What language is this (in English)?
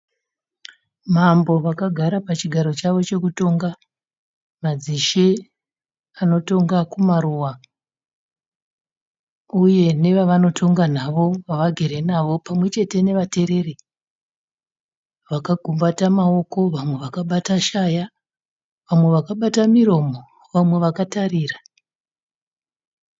Shona